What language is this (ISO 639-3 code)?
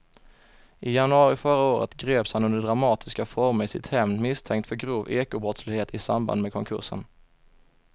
swe